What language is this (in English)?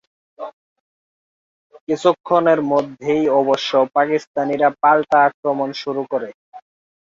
Bangla